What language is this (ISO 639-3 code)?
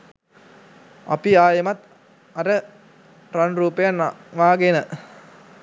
sin